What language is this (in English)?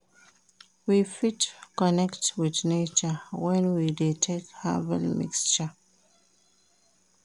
Nigerian Pidgin